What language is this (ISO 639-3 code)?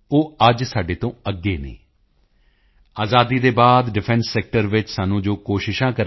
pan